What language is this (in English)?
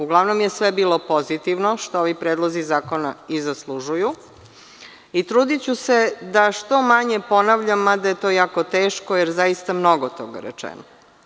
Serbian